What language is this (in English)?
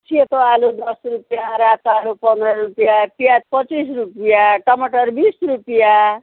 Nepali